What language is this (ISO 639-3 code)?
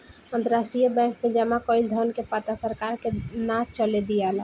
bho